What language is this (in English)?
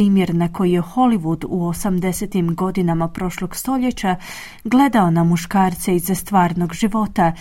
Croatian